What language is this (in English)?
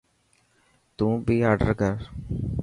Dhatki